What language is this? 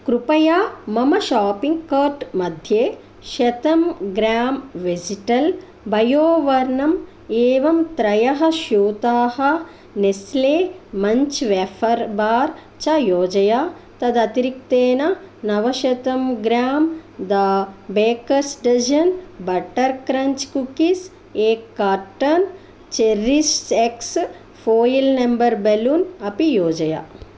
Sanskrit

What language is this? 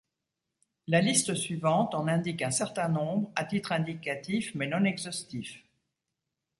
French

